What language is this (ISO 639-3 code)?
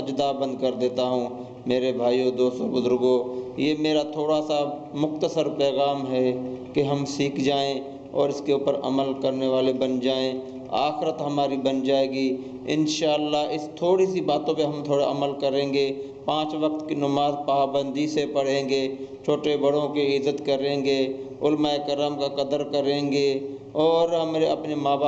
urd